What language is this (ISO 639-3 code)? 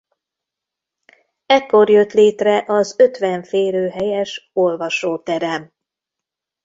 hun